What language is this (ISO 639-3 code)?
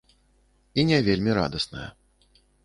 bel